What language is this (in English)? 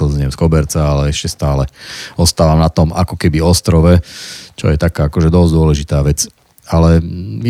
Slovak